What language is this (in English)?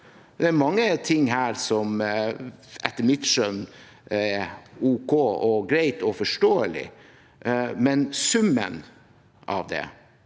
Norwegian